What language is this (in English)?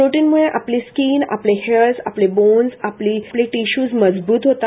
Marathi